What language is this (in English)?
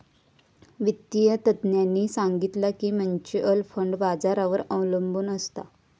Marathi